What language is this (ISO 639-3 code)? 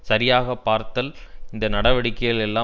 tam